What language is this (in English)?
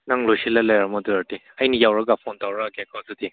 Manipuri